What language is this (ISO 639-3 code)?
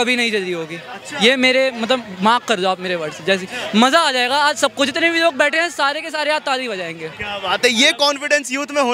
hin